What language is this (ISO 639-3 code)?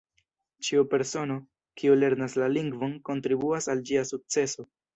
epo